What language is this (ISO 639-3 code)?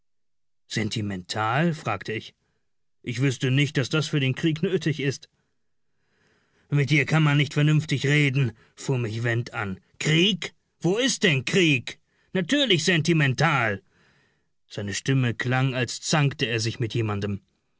deu